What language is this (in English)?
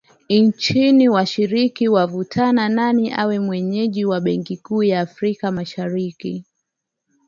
Swahili